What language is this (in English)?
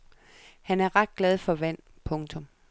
Danish